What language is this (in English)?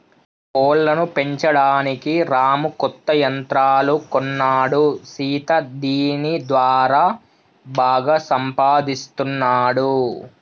Telugu